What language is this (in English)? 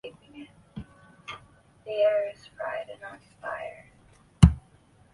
Chinese